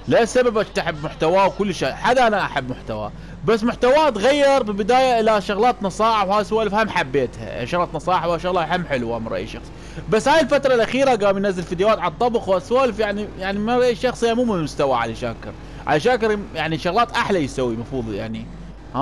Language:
Arabic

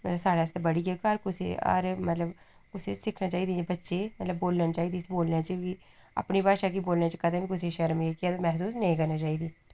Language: Dogri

